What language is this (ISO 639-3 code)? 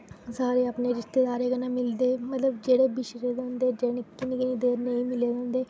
doi